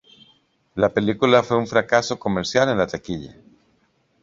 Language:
Spanish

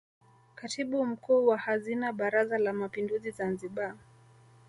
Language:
Swahili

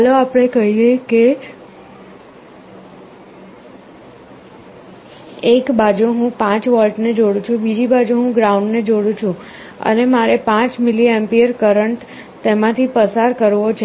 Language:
Gujarati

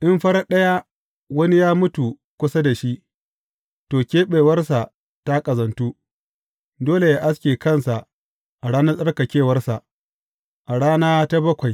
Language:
Hausa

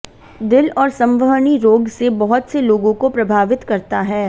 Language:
Hindi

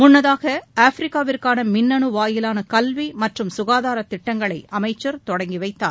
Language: Tamil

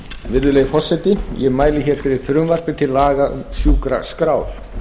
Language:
Icelandic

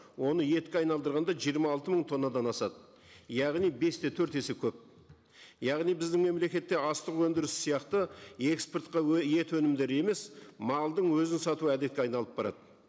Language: Kazakh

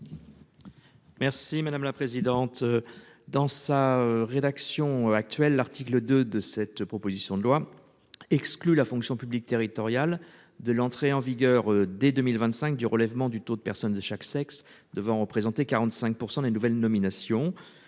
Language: French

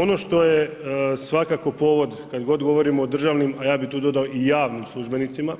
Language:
Croatian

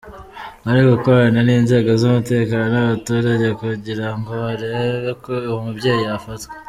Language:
Kinyarwanda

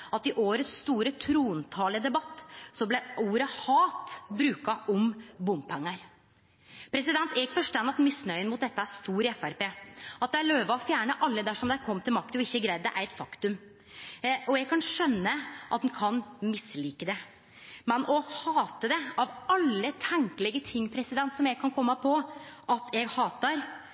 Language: Norwegian Nynorsk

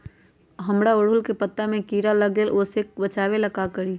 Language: Magahi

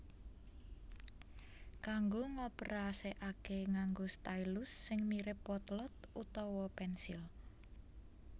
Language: Javanese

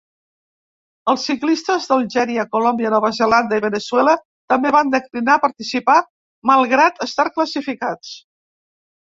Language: Catalan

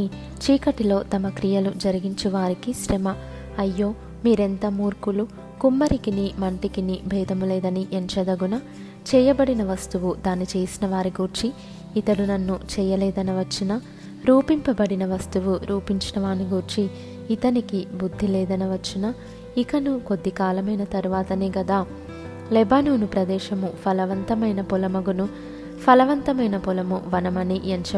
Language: Telugu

